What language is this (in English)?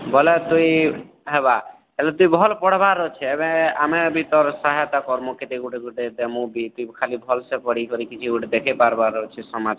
Odia